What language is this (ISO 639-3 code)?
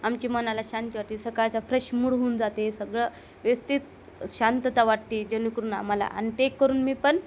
mar